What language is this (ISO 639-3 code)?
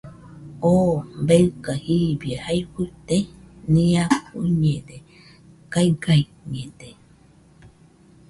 hux